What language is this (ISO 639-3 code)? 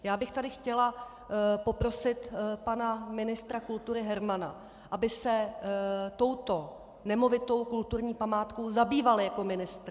ces